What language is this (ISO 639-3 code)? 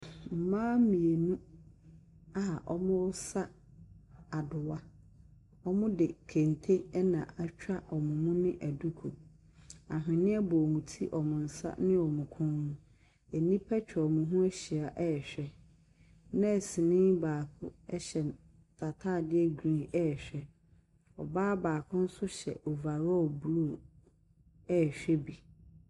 aka